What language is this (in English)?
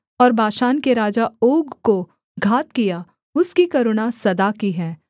Hindi